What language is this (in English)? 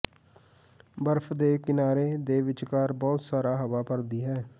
Punjabi